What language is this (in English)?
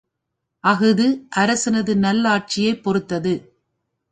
Tamil